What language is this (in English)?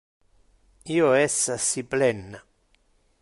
Interlingua